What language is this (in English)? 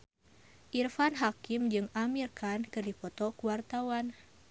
Sundanese